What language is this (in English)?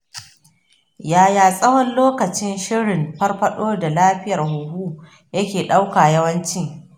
Hausa